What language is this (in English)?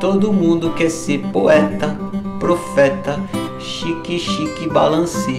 Portuguese